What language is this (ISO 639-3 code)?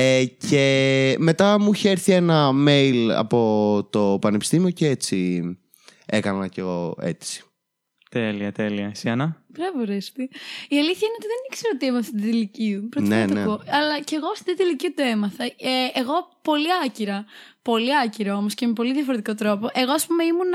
ell